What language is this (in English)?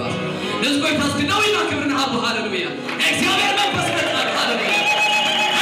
Arabic